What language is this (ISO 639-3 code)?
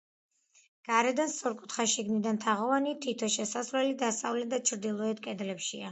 kat